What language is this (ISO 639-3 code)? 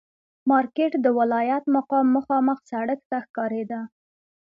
pus